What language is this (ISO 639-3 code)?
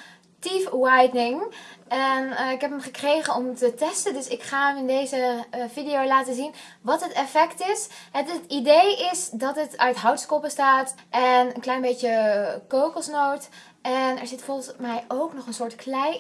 nld